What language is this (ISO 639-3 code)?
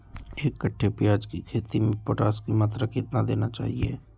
mag